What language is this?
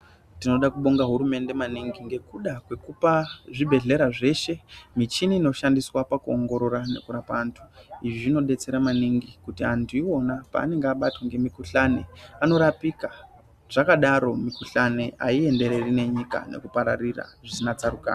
Ndau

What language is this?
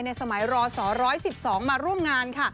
Thai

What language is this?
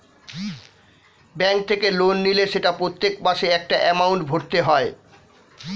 Bangla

